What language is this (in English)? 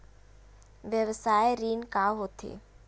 Chhattisgarhi